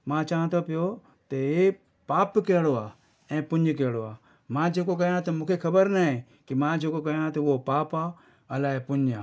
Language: Sindhi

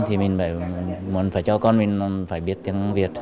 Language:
Vietnamese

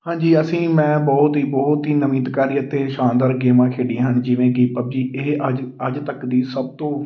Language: Punjabi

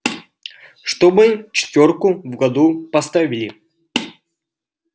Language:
Russian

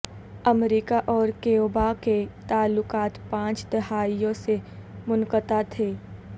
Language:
Urdu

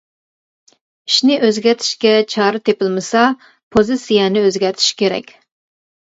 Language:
Uyghur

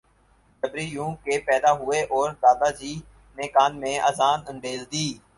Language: Urdu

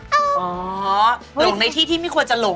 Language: Thai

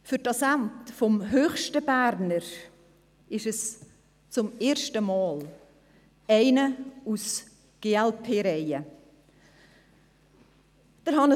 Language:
Swiss German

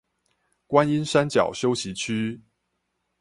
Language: Chinese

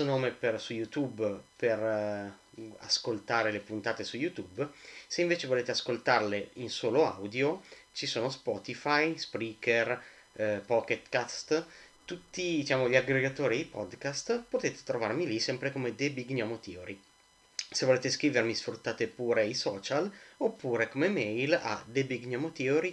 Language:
Italian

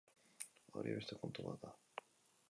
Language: Basque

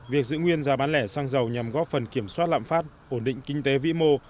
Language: Vietnamese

